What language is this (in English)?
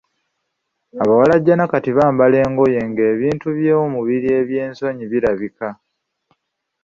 Ganda